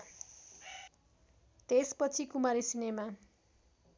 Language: Nepali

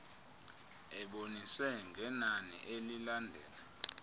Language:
Xhosa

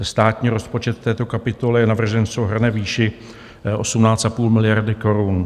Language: Czech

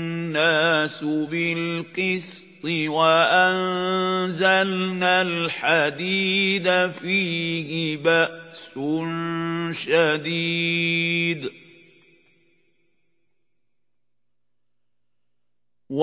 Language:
Arabic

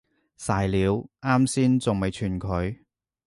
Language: Cantonese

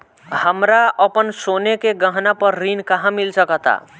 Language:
Bhojpuri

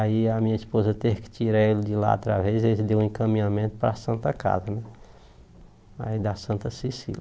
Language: Portuguese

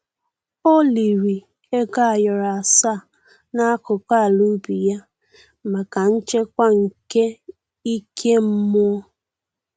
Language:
Igbo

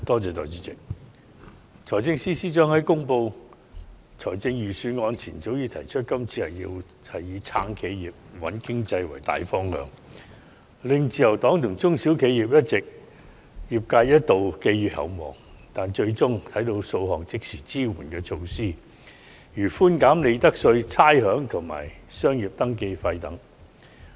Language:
Cantonese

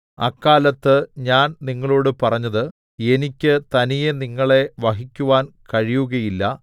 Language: Malayalam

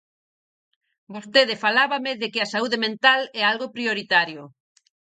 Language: Galician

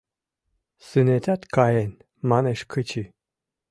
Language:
Mari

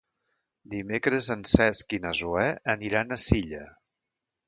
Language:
Catalan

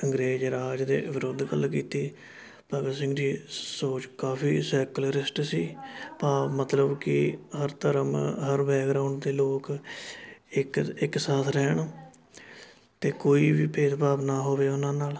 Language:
Punjabi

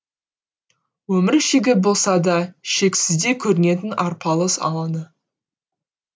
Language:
Kazakh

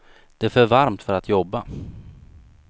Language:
Swedish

